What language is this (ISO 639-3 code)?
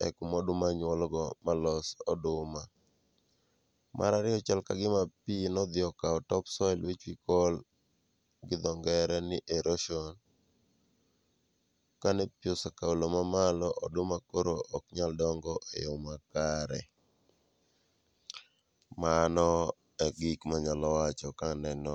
luo